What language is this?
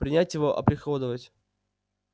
Russian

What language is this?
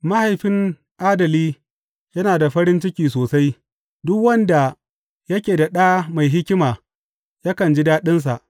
Hausa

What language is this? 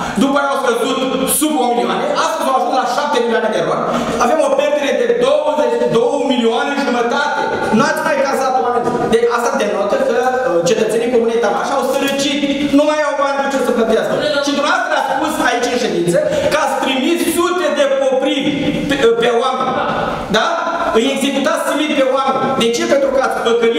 Romanian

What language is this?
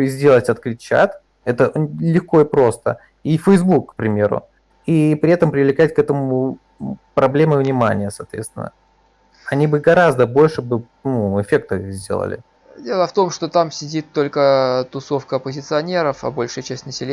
Russian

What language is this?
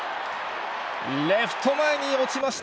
Japanese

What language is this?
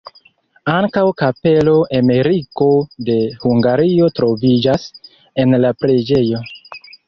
Esperanto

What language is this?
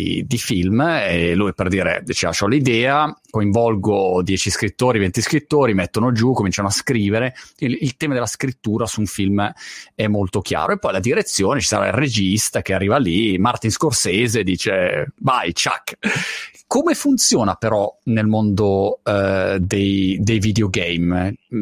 Italian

